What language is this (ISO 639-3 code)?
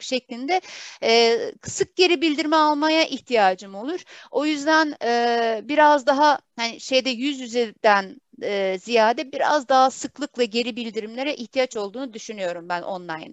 tur